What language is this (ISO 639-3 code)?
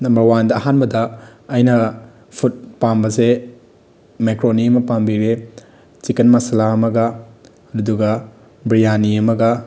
mni